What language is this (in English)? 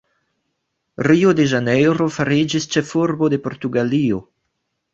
Esperanto